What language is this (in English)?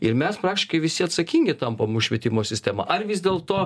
Lithuanian